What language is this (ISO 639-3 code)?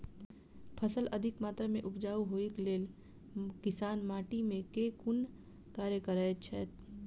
mai